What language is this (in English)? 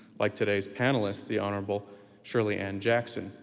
English